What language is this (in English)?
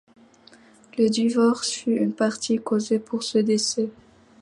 French